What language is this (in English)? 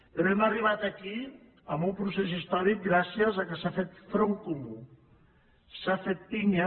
Catalan